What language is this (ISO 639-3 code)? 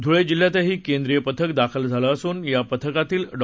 mar